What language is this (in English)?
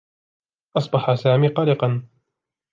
Arabic